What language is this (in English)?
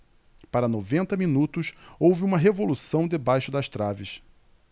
Portuguese